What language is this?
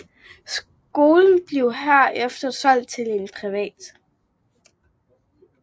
Danish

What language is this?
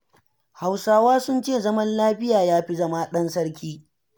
Hausa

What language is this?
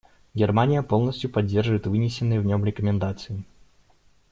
Russian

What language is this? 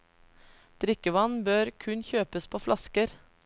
Norwegian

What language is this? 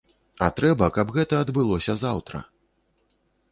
Belarusian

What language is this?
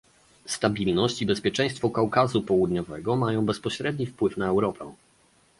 Polish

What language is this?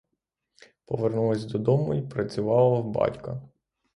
Ukrainian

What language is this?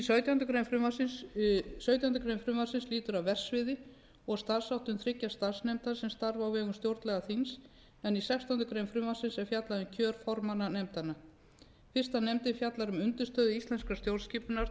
Icelandic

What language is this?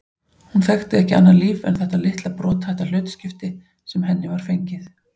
Icelandic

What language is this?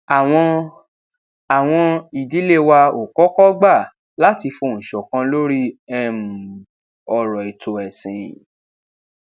Yoruba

